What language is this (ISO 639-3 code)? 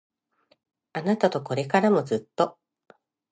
jpn